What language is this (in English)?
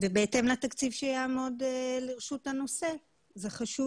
Hebrew